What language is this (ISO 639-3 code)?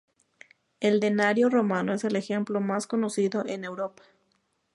spa